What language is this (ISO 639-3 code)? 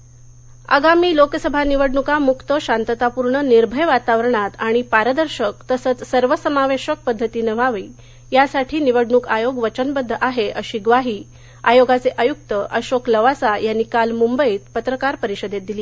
mar